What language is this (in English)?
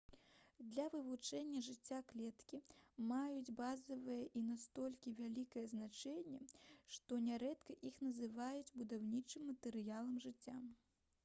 Belarusian